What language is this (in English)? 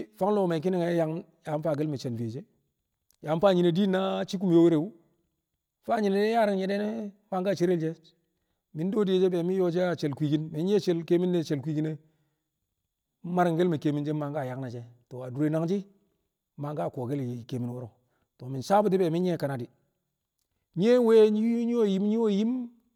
Kamo